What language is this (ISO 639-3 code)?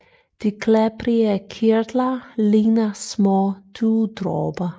dan